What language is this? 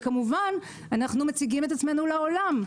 Hebrew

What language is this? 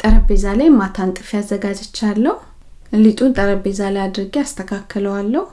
Amharic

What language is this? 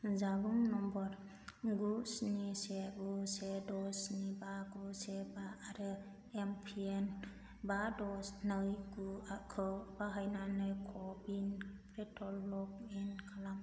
Bodo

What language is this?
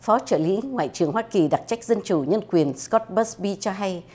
Vietnamese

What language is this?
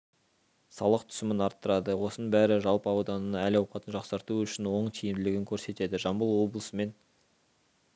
Kazakh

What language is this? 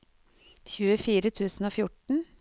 Norwegian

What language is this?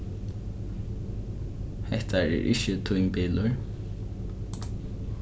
Faroese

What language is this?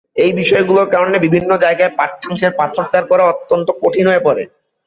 Bangla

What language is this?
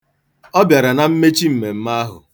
Igbo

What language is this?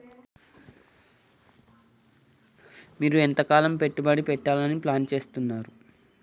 Telugu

